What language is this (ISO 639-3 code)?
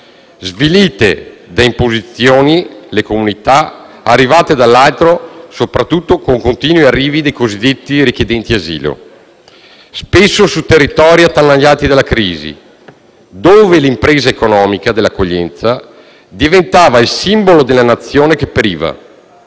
ita